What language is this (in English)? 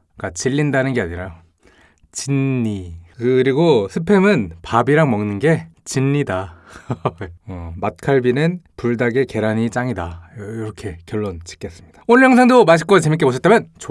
Korean